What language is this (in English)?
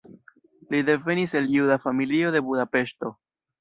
Esperanto